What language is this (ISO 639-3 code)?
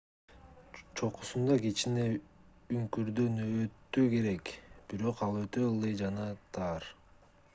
kir